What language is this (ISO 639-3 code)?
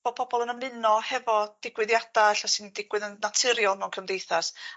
cym